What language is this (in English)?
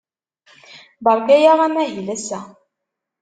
Kabyle